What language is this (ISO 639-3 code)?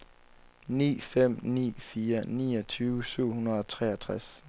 dan